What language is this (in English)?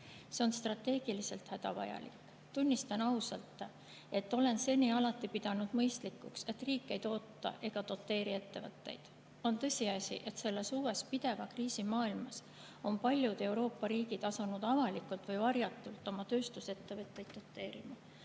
Estonian